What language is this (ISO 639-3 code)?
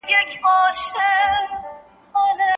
pus